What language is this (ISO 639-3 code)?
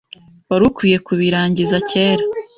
kin